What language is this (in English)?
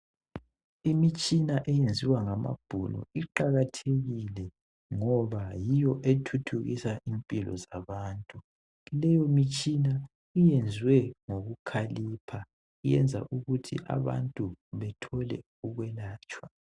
North Ndebele